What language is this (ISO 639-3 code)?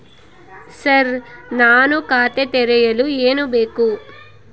kan